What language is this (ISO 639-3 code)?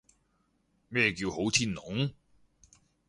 yue